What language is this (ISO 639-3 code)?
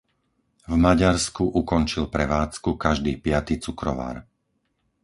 slk